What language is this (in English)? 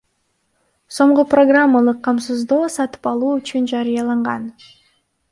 Kyrgyz